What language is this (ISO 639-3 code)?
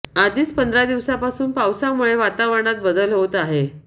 mar